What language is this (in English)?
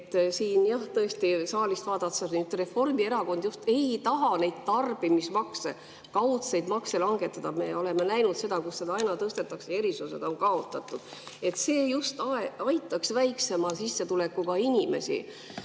Estonian